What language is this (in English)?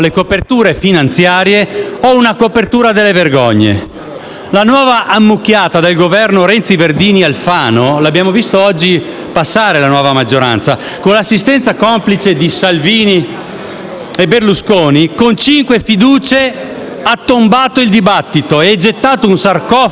Italian